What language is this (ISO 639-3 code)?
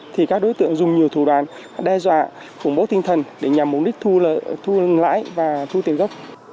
vie